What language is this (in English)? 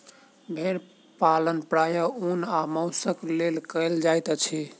Maithili